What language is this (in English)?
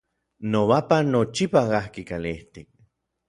Orizaba Nahuatl